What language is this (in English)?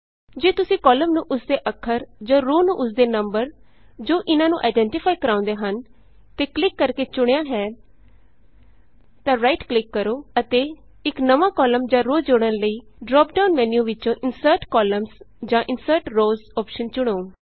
Punjabi